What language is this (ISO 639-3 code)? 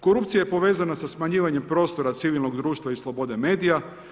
hrv